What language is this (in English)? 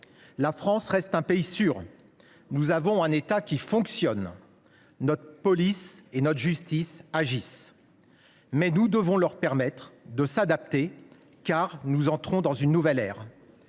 French